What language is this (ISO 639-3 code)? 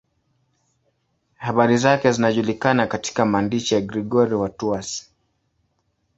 swa